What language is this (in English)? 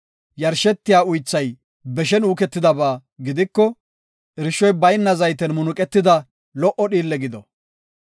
Gofa